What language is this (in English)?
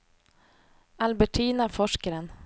Swedish